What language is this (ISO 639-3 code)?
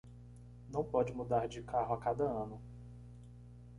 por